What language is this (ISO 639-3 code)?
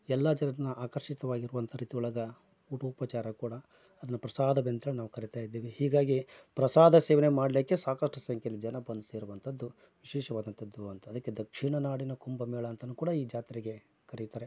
kan